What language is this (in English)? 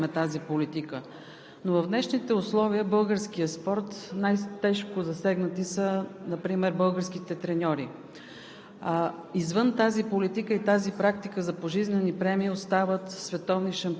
Bulgarian